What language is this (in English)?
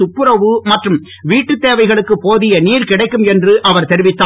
Tamil